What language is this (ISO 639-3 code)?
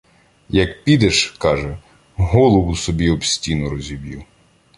ukr